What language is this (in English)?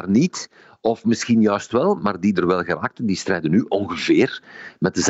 Dutch